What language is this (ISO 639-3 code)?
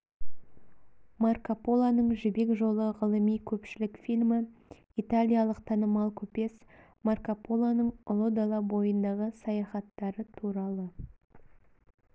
kaz